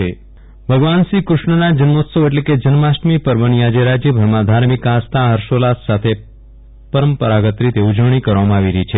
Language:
Gujarati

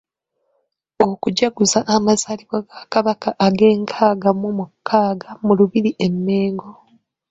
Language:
Ganda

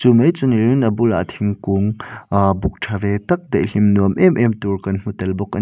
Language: Mizo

